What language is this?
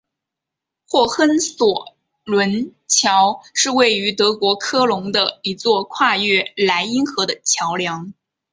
Chinese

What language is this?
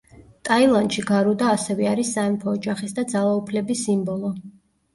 Georgian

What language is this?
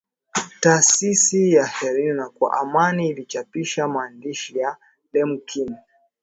Swahili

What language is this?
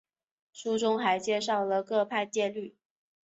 Chinese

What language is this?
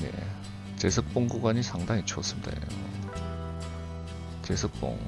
Korean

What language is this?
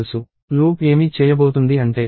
Telugu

